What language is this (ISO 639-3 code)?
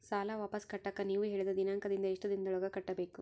kan